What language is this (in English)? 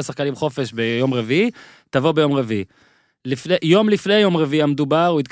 Hebrew